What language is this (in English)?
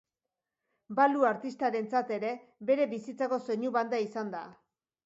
Basque